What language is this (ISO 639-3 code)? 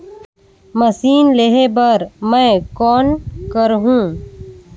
hne